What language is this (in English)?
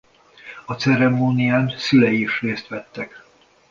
Hungarian